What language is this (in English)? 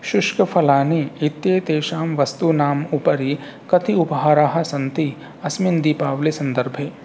Sanskrit